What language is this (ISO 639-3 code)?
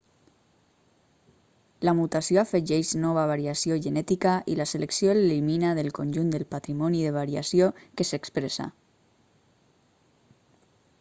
cat